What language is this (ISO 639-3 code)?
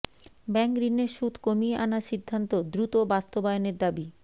ben